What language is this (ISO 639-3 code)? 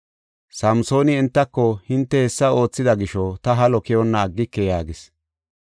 gof